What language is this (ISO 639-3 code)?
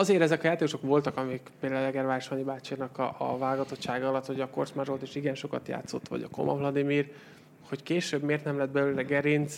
hun